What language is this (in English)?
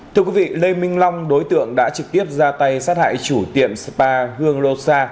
Vietnamese